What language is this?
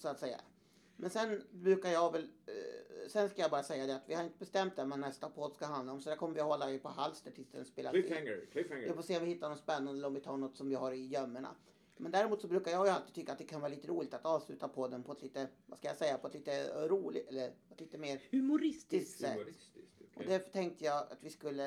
Swedish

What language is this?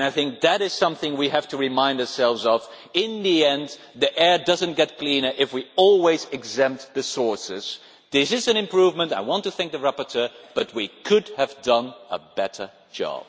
English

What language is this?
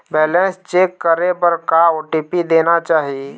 Chhattisgarhi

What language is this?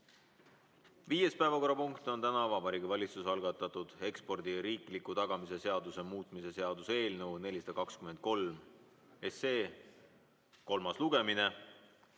Estonian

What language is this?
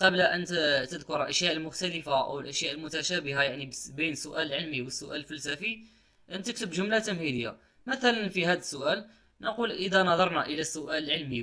Arabic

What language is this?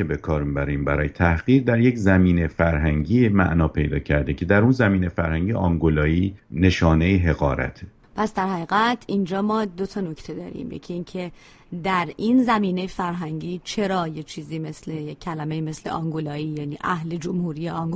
Persian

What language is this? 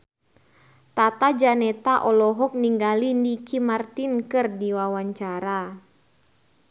Sundanese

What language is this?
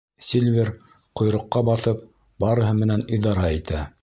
Bashkir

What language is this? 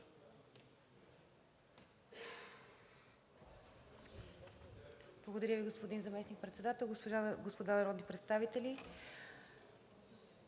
Bulgarian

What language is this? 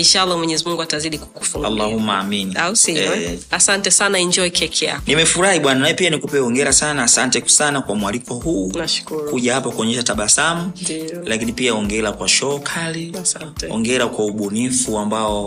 Swahili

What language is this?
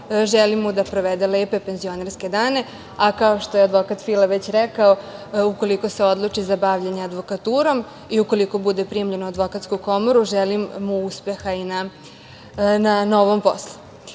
Serbian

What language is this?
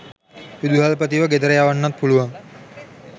Sinhala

